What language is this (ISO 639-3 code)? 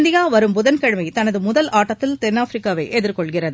tam